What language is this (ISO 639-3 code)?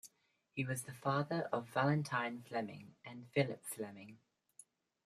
eng